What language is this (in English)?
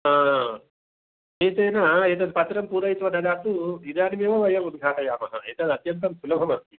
Sanskrit